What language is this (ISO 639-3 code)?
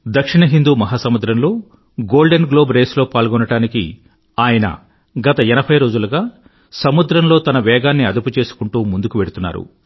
tel